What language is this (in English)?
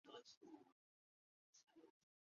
Chinese